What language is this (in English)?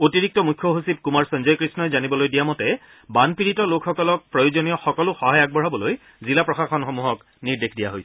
Assamese